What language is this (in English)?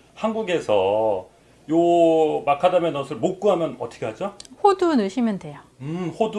Korean